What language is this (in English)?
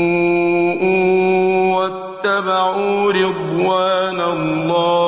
Arabic